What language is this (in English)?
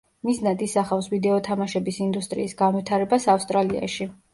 Georgian